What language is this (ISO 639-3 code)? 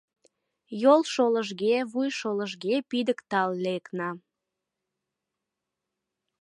chm